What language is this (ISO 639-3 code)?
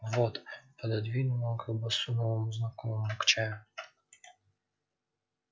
rus